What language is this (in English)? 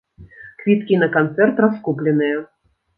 Belarusian